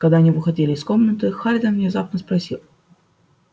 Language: Russian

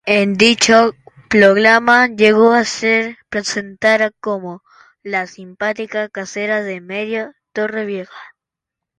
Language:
Spanish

